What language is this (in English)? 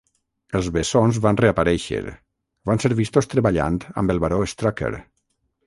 Catalan